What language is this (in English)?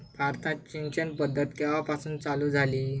Marathi